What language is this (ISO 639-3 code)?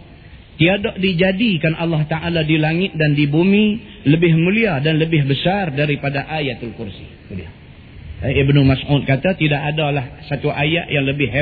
msa